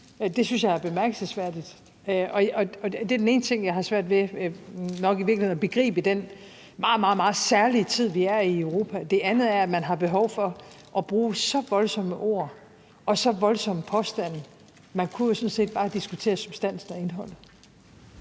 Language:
Danish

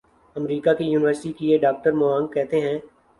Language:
Urdu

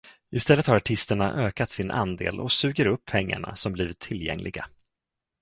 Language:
Swedish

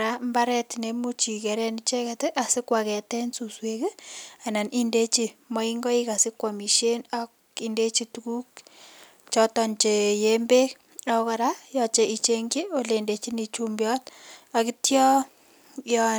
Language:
Kalenjin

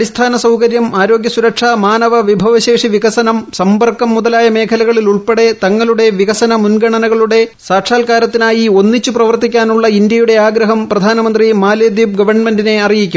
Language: Malayalam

